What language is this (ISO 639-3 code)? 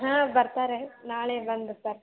kan